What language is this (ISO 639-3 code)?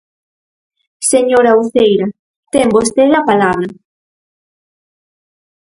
glg